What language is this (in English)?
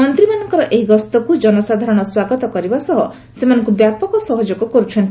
Odia